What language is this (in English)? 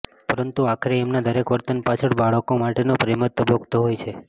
Gujarati